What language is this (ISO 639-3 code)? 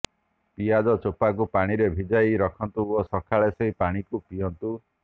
ori